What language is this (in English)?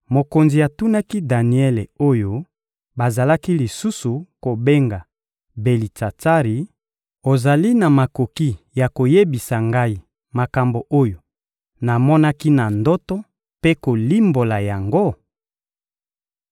Lingala